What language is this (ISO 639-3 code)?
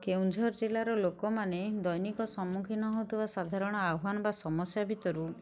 ori